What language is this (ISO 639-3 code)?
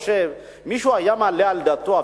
heb